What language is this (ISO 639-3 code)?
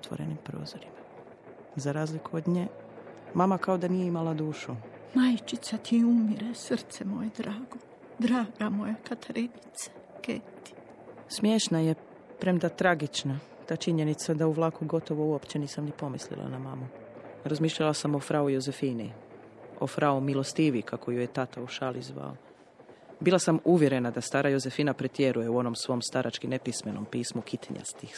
hrv